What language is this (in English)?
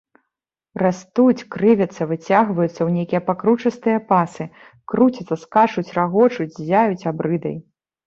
Belarusian